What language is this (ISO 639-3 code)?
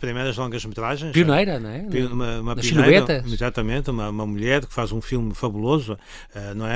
por